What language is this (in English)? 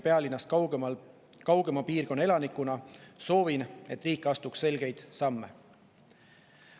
Estonian